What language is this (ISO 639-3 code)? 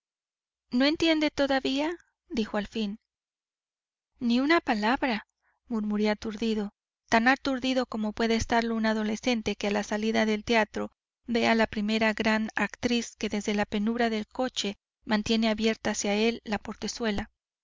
spa